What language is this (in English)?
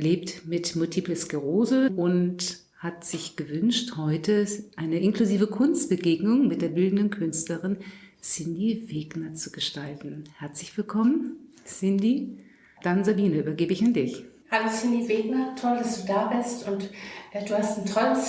German